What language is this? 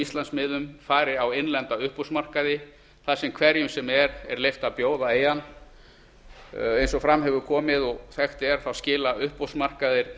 Icelandic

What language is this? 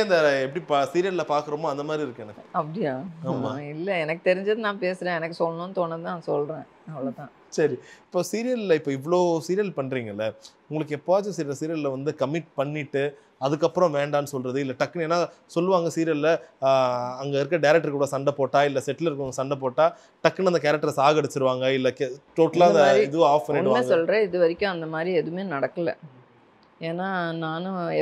Tamil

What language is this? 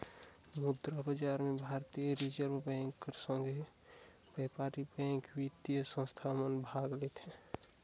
Chhattisgarhi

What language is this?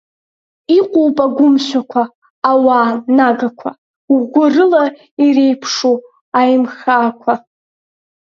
Abkhazian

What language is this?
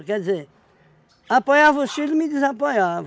Portuguese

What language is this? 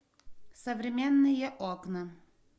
Russian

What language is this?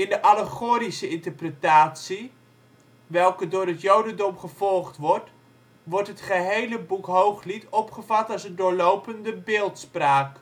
Dutch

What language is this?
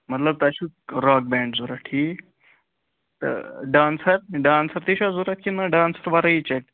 Kashmiri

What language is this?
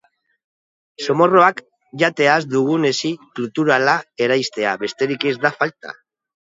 Basque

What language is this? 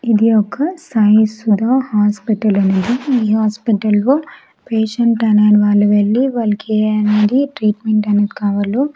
Telugu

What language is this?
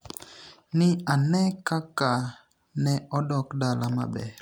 Luo (Kenya and Tanzania)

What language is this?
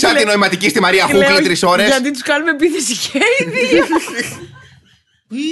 Greek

